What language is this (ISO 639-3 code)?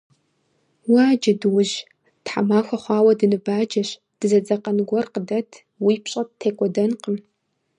kbd